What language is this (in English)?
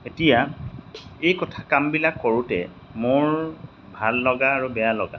Assamese